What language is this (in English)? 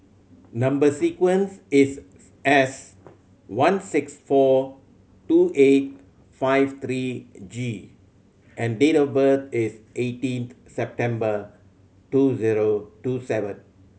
English